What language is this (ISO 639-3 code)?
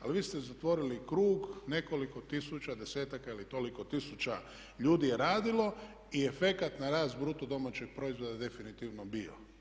hrv